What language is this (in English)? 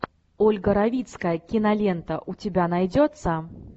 Russian